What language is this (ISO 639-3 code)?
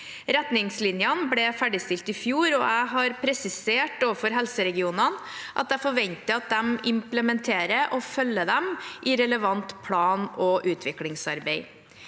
nor